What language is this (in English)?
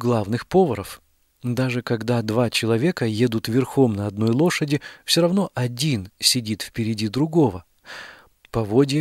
Russian